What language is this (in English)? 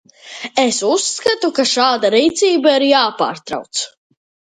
Latvian